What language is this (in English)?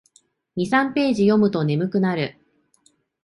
Japanese